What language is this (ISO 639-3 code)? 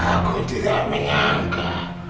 ind